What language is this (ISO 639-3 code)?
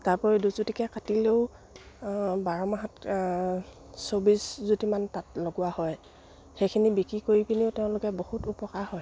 asm